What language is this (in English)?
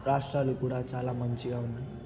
Telugu